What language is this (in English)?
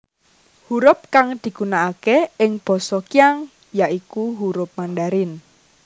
Javanese